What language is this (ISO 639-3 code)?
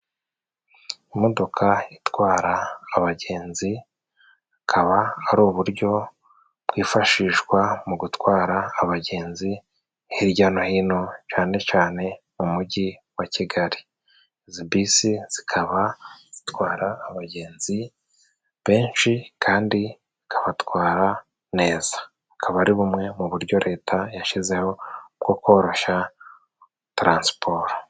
kin